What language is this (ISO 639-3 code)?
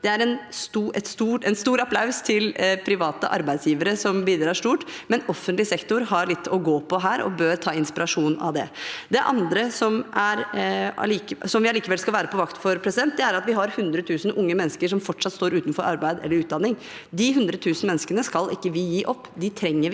nor